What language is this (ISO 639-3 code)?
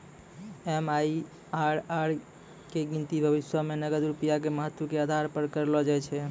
mai